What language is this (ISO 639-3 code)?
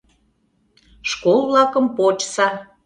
chm